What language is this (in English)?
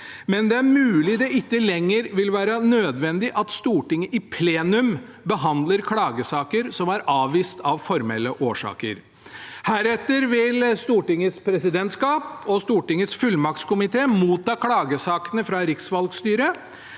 Norwegian